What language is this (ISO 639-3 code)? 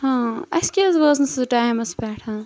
kas